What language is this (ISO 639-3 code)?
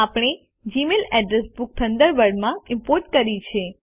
guj